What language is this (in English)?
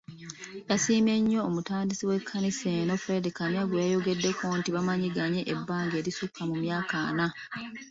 Ganda